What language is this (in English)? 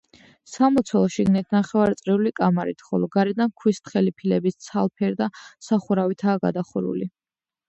Georgian